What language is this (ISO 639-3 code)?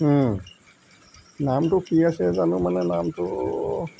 asm